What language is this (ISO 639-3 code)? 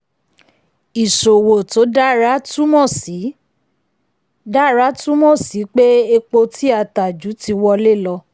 yor